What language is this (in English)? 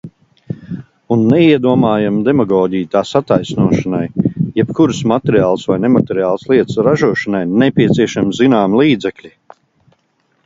Latvian